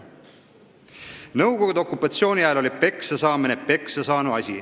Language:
Estonian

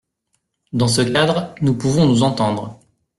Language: French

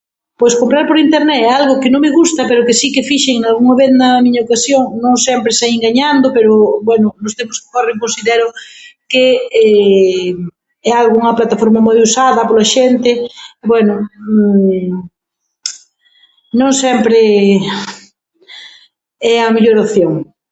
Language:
Galician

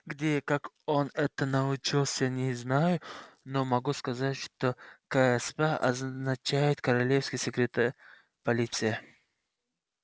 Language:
Russian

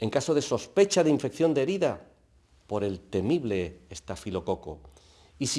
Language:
Spanish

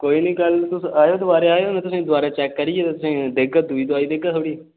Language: Dogri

